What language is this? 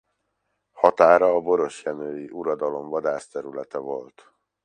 Hungarian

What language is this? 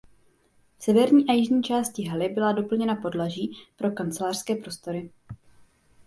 Czech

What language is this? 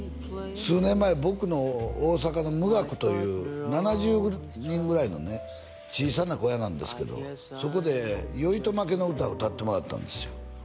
Japanese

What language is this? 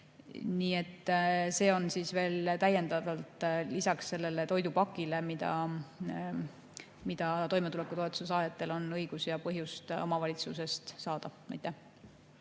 Estonian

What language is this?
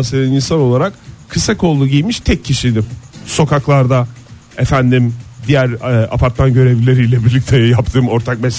Turkish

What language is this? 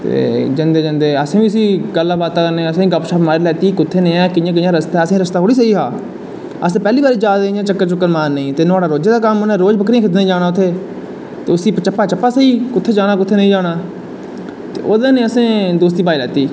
Dogri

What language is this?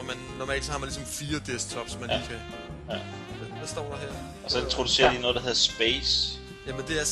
Danish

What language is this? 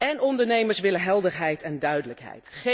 Dutch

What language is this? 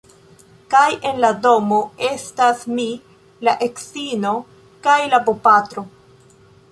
Esperanto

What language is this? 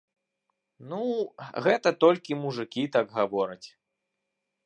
Belarusian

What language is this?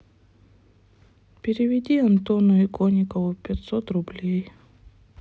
Russian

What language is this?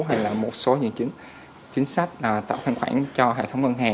Vietnamese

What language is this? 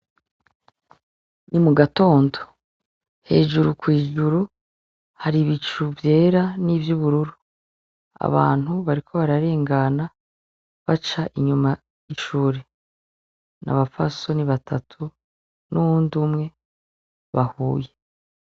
Rundi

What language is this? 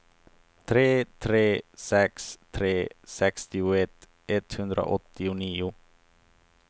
Swedish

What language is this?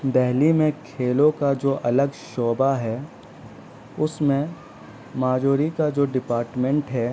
Urdu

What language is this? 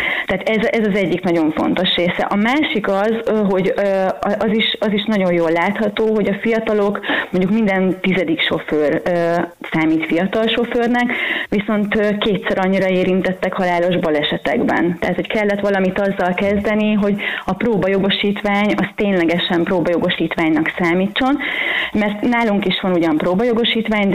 Hungarian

